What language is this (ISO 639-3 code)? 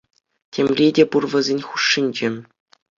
chv